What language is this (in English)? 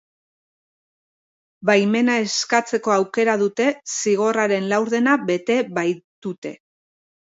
Basque